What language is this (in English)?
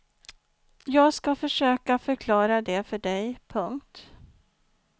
Swedish